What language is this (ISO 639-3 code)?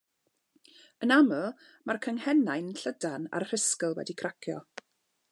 cym